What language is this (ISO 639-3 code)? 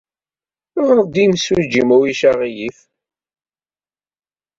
kab